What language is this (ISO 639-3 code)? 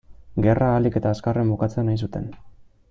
eus